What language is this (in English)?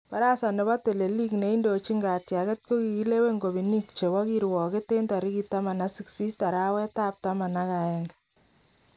Kalenjin